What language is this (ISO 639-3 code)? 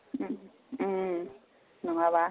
brx